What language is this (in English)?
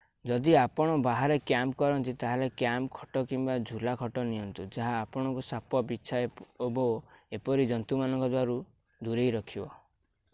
Odia